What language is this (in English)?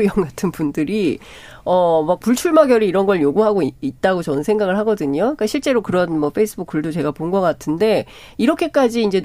Korean